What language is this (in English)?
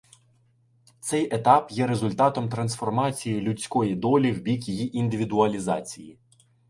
Ukrainian